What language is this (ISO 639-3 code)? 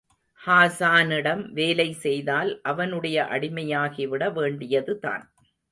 tam